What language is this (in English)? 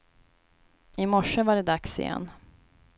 Swedish